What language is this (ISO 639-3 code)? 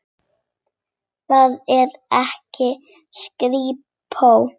isl